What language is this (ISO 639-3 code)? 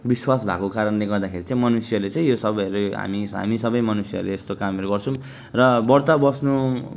nep